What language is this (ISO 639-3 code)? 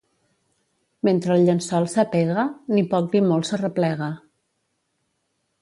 cat